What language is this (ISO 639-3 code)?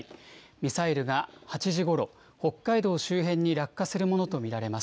jpn